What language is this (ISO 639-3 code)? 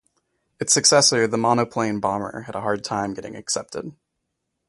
eng